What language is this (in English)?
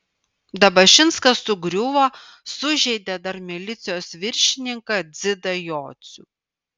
Lithuanian